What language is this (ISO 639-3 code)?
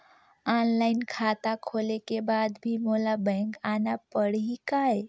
hne